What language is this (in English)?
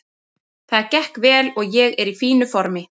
Icelandic